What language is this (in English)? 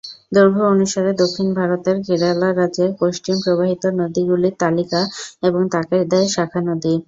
Bangla